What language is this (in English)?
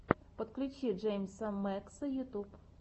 Russian